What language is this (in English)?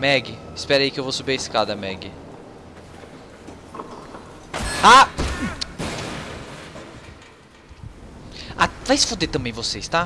Portuguese